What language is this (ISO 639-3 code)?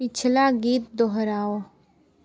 hin